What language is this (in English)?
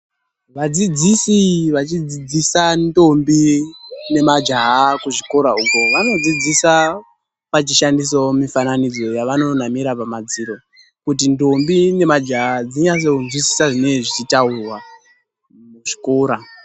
Ndau